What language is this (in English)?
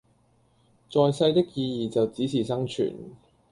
Cantonese